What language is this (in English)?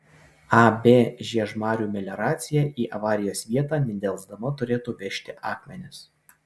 Lithuanian